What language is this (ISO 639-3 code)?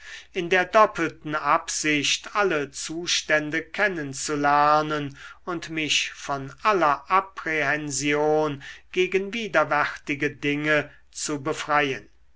deu